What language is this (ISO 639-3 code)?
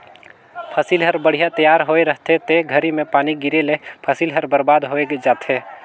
hne